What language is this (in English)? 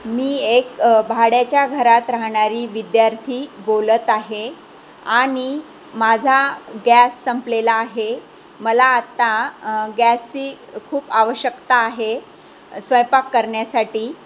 Marathi